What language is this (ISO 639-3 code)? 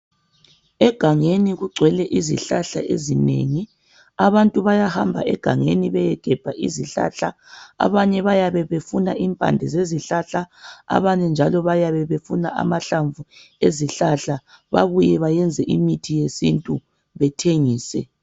nde